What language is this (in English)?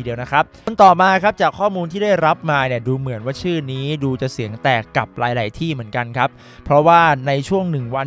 Thai